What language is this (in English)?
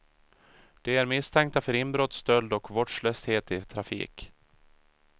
Swedish